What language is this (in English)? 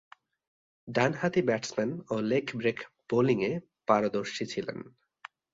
Bangla